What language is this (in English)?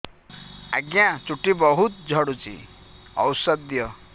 Odia